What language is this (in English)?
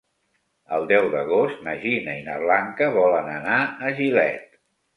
Catalan